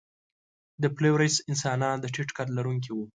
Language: Pashto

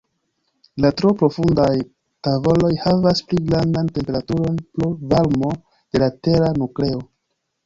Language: Esperanto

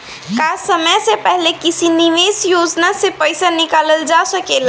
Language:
Bhojpuri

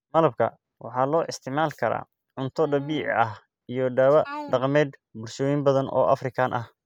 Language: Somali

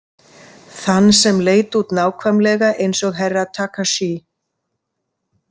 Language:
Icelandic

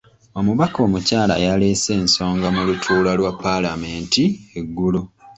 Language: Ganda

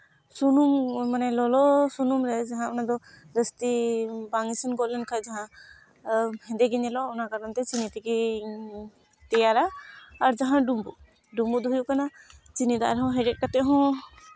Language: Santali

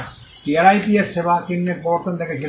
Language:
Bangla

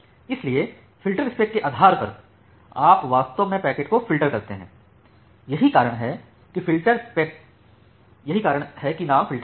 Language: Hindi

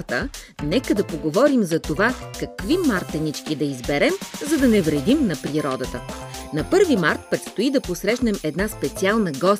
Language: Bulgarian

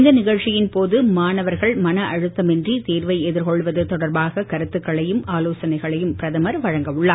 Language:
Tamil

